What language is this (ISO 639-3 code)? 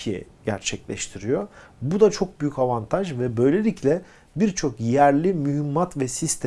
tur